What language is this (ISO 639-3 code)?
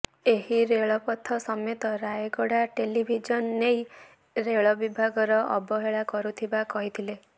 ori